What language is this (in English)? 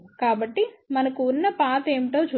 Telugu